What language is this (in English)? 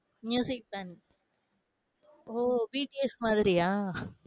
Tamil